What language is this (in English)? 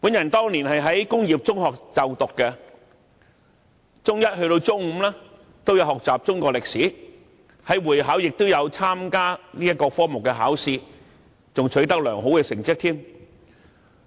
Cantonese